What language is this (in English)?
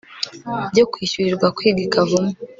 Kinyarwanda